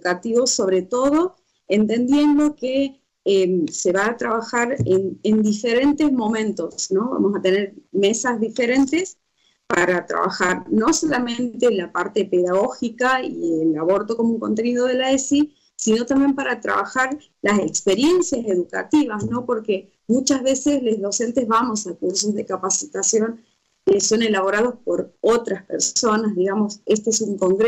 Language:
Spanish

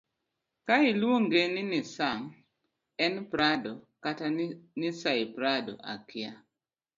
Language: Luo (Kenya and Tanzania)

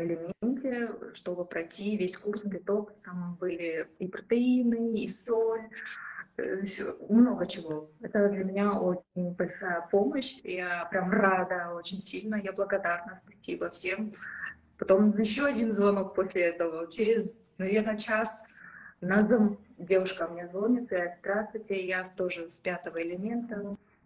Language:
Russian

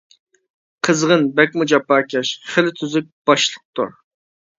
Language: Uyghur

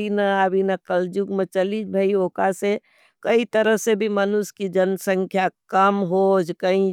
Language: Nimadi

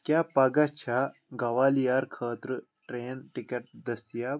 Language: Kashmiri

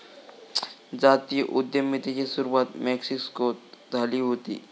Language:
Marathi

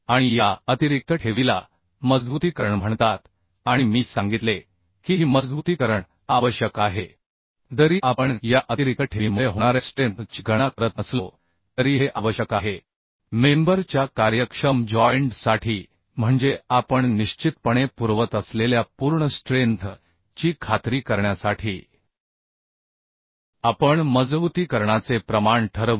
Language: Marathi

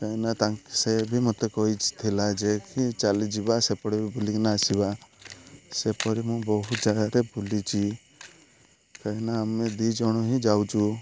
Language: Odia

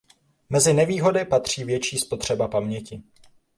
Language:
Czech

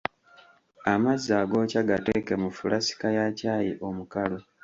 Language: Ganda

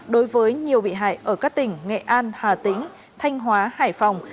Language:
Vietnamese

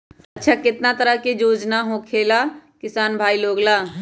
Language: Magahi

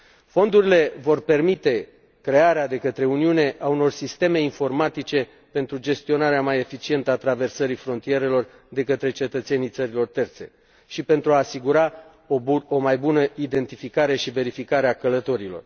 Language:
Romanian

